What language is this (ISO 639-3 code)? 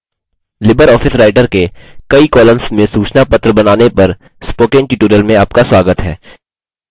hin